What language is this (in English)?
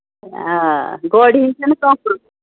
Kashmiri